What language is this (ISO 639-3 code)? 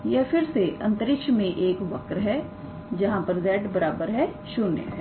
hin